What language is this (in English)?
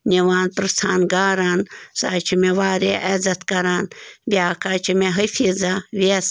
Kashmiri